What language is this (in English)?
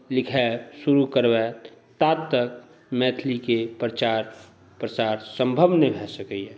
Maithili